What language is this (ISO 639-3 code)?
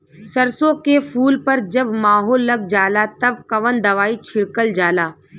bho